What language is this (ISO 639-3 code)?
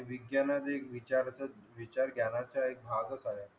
mar